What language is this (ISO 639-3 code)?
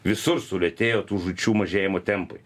lit